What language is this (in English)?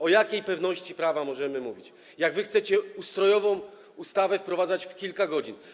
Polish